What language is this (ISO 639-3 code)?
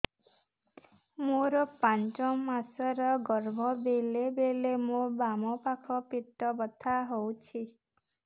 ori